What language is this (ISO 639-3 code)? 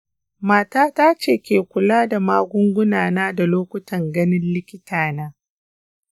hau